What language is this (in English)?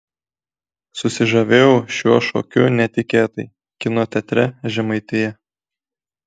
Lithuanian